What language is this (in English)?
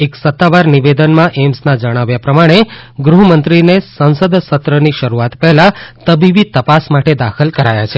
Gujarati